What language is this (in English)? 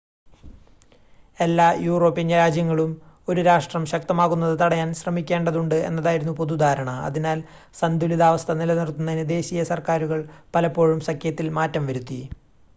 Malayalam